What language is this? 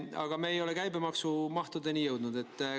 Estonian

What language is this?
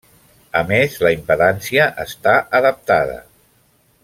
Catalan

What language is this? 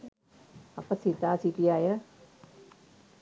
Sinhala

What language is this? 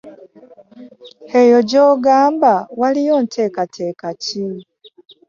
Ganda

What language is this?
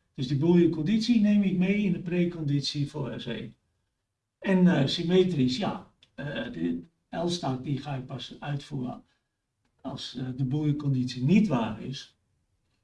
Dutch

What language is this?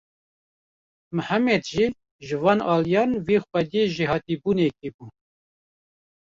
Kurdish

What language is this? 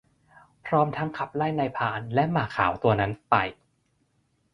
Thai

